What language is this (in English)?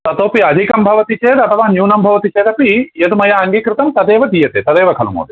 Sanskrit